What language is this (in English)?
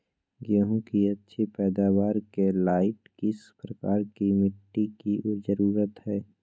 Magahi